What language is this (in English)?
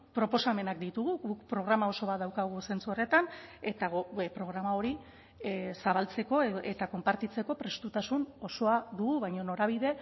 Basque